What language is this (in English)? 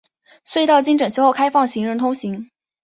Chinese